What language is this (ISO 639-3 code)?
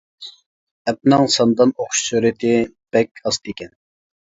uig